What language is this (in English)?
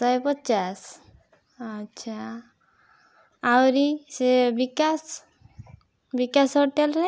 Odia